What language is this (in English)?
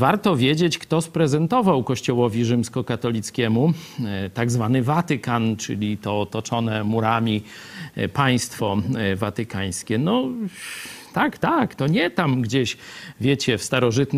Polish